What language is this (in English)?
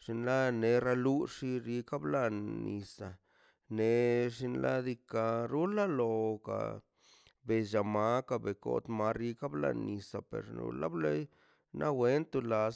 Mazaltepec Zapotec